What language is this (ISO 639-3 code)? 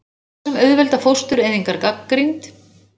isl